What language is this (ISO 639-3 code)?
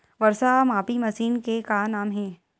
hne